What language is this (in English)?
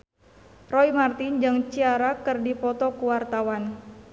Sundanese